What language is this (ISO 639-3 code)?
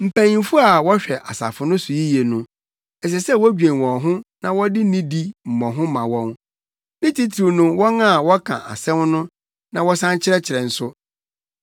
aka